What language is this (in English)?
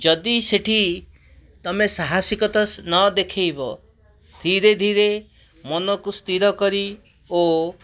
Odia